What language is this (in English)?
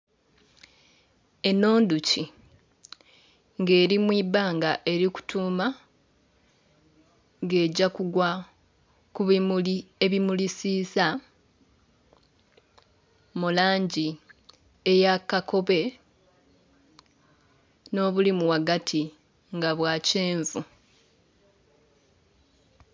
Soga